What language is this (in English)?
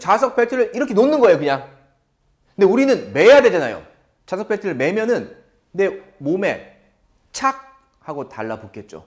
Korean